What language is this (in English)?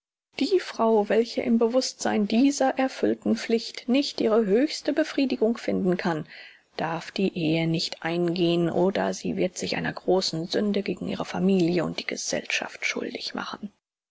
German